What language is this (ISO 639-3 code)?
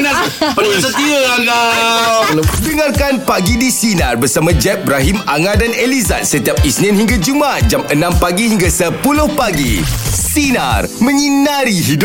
msa